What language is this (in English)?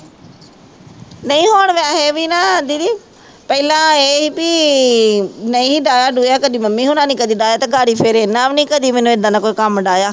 Punjabi